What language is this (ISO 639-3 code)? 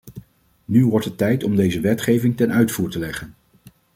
nld